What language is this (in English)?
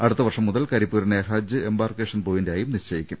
Malayalam